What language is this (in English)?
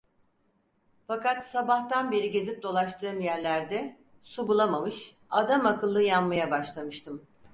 Turkish